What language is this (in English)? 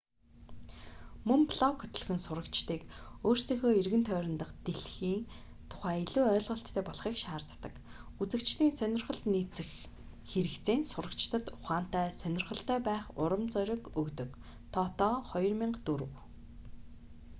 Mongolian